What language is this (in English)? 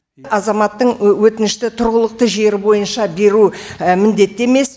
Kazakh